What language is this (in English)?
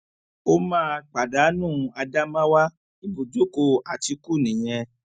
Yoruba